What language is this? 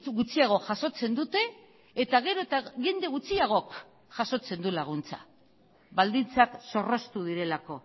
Basque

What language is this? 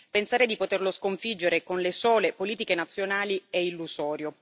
Italian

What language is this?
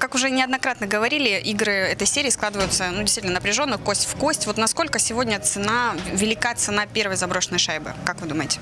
Russian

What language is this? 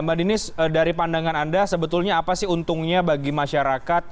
Indonesian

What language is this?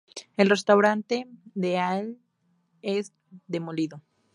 Spanish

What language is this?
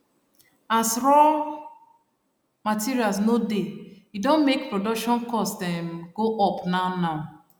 Nigerian Pidgin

